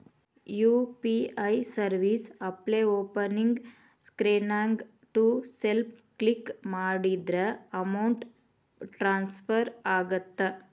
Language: Kannada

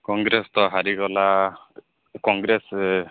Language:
Odia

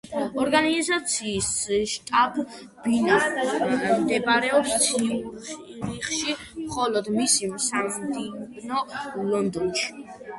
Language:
Georgian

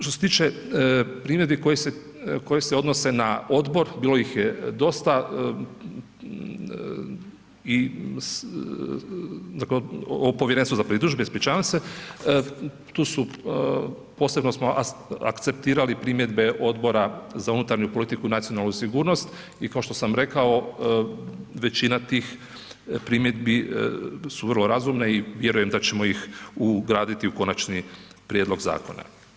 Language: Croatian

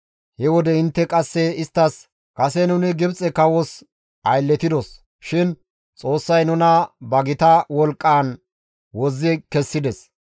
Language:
Gamo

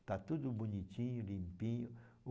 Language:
Portuguese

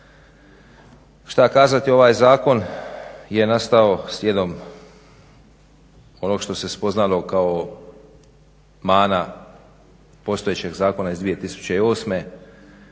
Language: Croatian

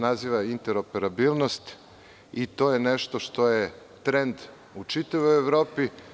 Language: Serbian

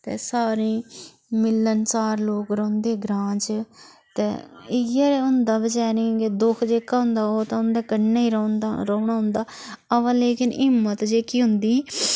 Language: Dogri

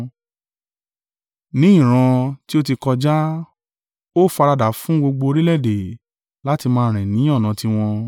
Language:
Yoruba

